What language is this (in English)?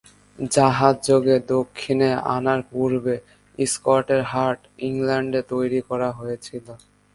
Bangla